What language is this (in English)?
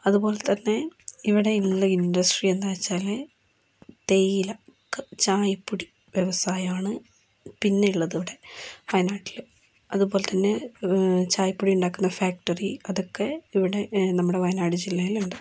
Malayalam